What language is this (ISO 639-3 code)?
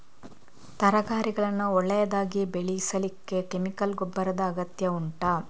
kan